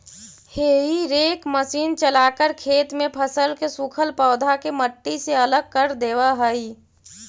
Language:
Magahi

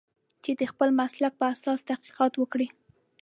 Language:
Pashto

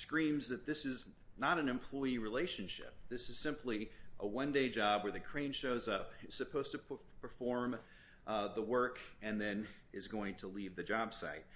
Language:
English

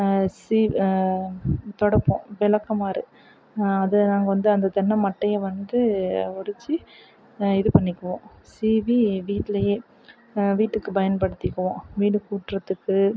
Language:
Tamil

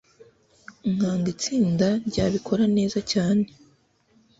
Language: Kinyarwanda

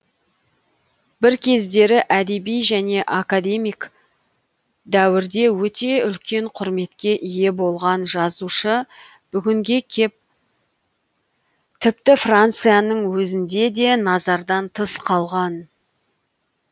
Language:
Kazakh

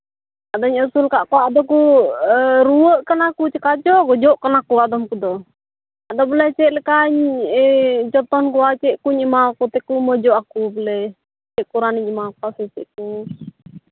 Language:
Santali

